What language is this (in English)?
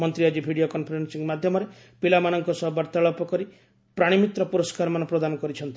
Odia